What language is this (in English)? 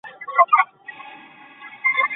Chinese